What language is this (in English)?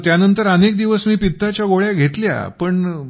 Marathi